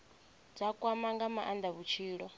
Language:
Venda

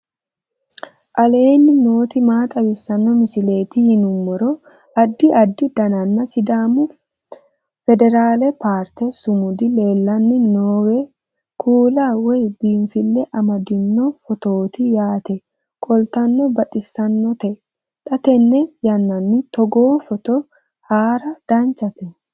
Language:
Sidamo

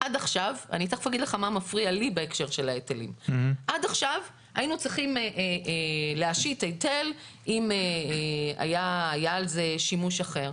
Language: Hebrew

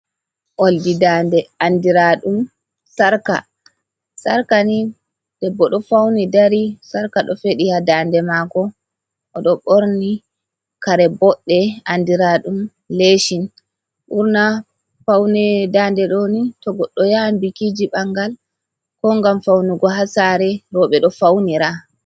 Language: Fula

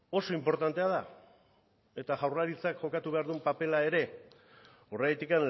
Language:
Basque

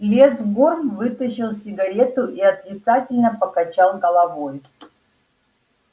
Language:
Russian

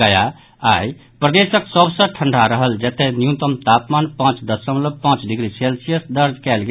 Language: Maithili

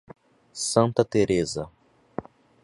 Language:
Portuguese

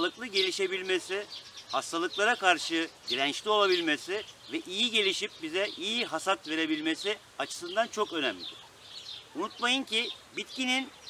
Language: Turkish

